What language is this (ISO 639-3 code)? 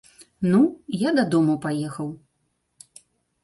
bel